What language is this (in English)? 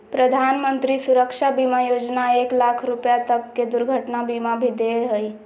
Magahi